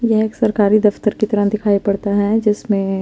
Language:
Hindi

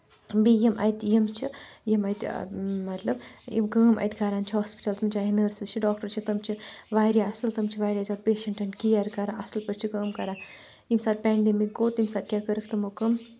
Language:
Kashmiri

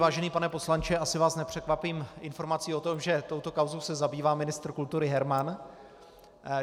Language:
Czech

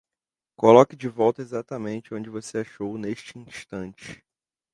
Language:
Portuguese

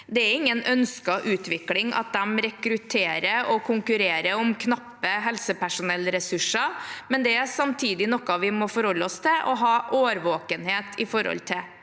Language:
Norwegian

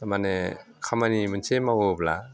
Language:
Bodo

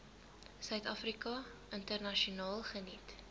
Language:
Afrikaans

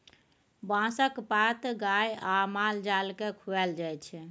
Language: Maithili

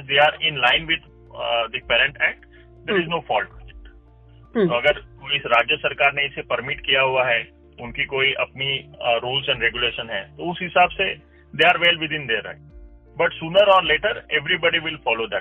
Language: Hindi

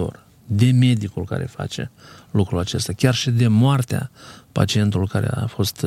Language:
Romanian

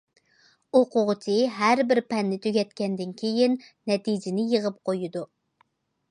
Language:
Uyghur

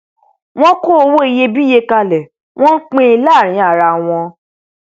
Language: Yoruba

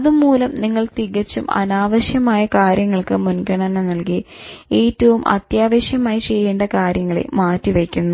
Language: Malayalam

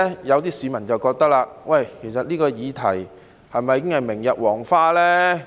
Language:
Cantonese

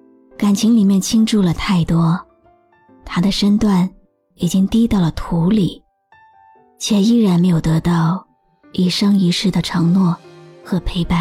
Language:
Chinese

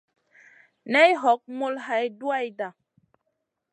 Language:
Masana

